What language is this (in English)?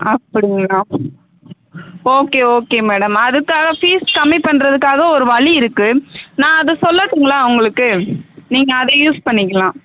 Tamil